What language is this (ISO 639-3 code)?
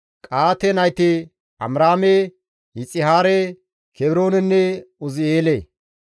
gmv